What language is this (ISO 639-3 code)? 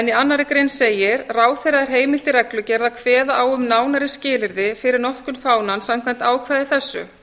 isl